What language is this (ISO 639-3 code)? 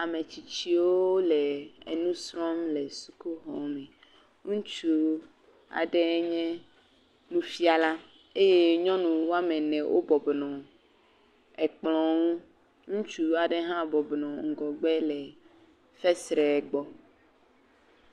ewe